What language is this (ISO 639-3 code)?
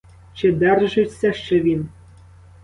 ukr